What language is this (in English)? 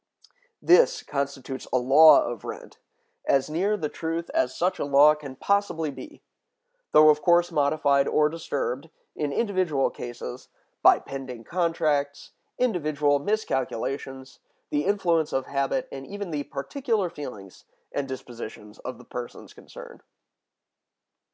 English